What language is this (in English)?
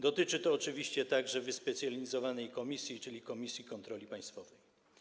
Polish